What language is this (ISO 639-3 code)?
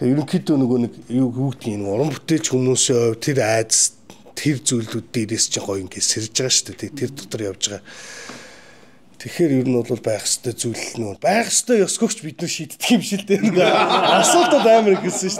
tur